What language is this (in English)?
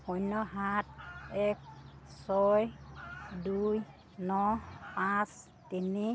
Assamese